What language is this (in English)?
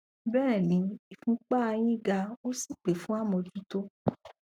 Yoruba